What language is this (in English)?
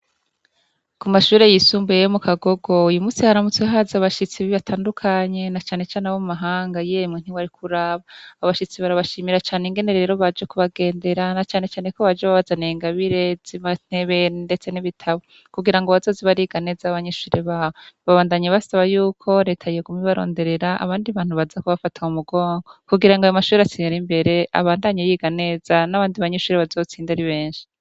Rundi